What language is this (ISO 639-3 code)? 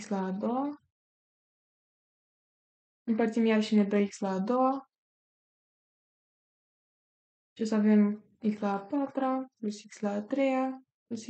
ron